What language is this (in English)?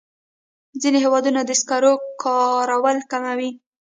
Pashto